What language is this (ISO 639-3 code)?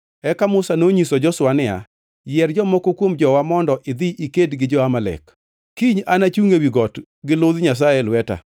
luo